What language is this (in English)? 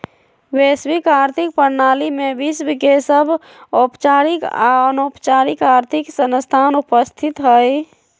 Magahi